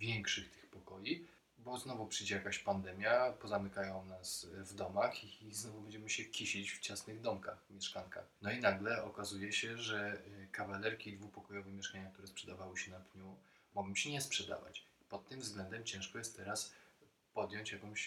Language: Polish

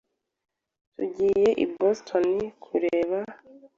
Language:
Kinyarwanda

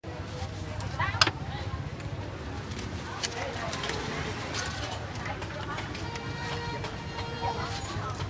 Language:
English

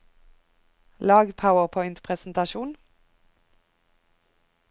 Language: Norwegian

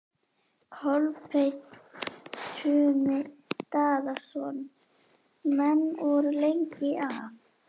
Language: Icelandic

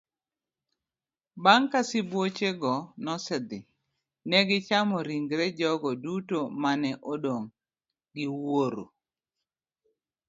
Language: Luo (Kenya and Tanzania)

